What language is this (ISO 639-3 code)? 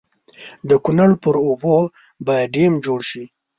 pus